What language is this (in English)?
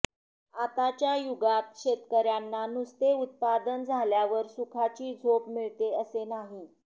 Marathi